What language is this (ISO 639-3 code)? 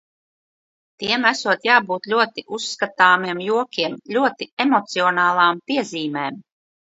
lav